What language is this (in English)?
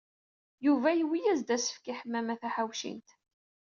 Kabyle